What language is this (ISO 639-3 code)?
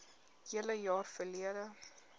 afr